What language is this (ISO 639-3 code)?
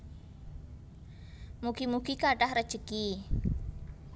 jav